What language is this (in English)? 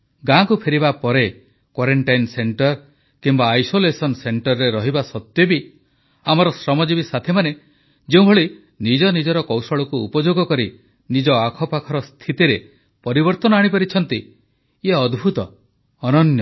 Odia